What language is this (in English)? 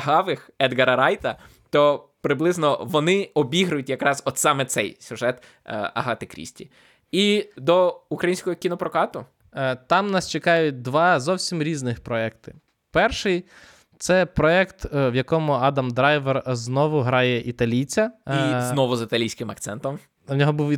Ukrainian